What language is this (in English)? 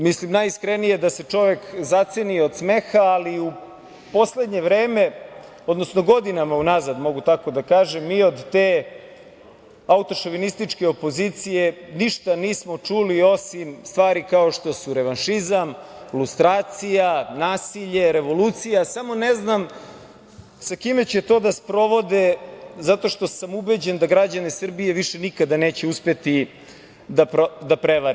Serbian